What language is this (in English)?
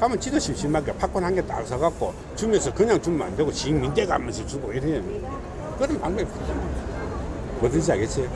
Korean